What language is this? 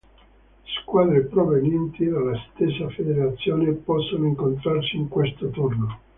Italian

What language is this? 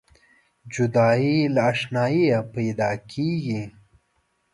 Pashto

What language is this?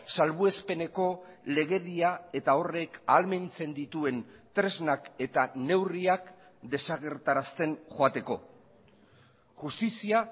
Basque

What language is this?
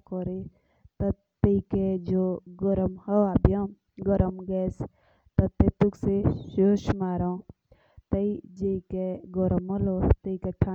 Jaunsari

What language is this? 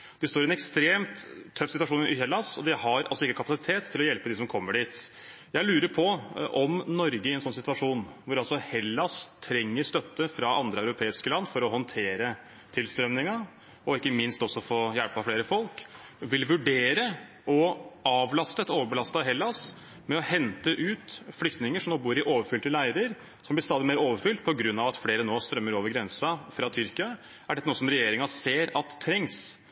Norwegian Bokmål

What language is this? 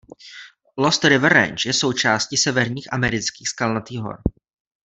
Czech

